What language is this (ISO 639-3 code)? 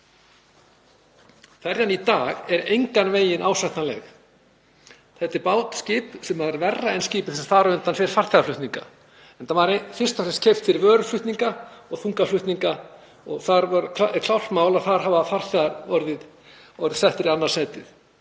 isl